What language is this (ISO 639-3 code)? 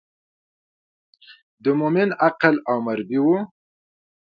pus